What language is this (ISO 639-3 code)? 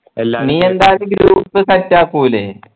mal